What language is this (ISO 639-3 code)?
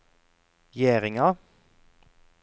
nor